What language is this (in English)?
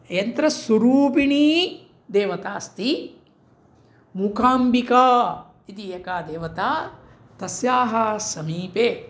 Sanskrit